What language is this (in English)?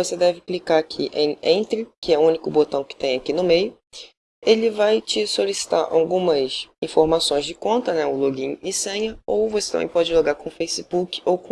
Portuguese